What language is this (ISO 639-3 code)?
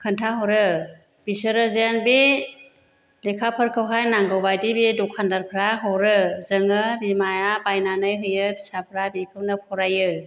brx